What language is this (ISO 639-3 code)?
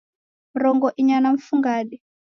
dav